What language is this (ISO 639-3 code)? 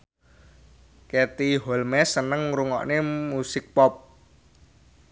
jav